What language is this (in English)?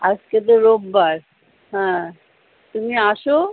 Bangla